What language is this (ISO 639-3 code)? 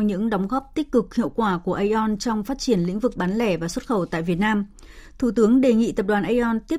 vie